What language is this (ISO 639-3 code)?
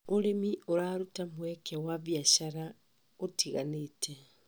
kik